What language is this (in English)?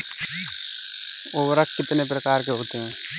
Hindi